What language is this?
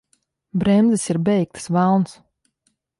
Latvian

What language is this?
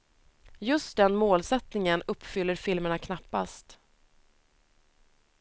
Swedish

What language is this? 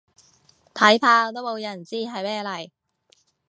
Cantonese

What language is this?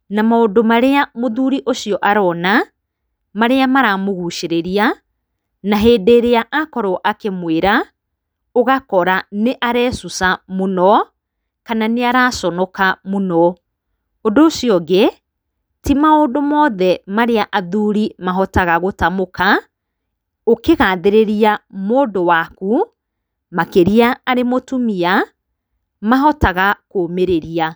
Kikuyu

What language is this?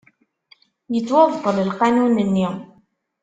Kabyle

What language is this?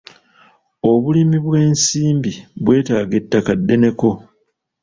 Ganda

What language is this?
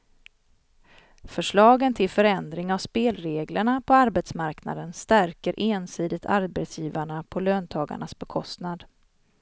Swedish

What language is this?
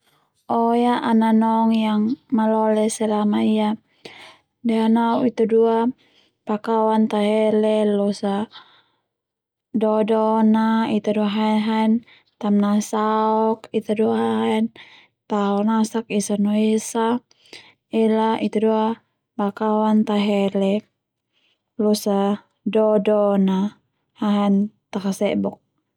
Termanu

